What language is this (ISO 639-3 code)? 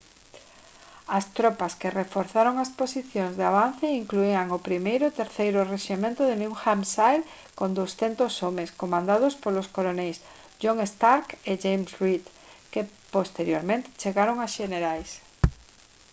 glg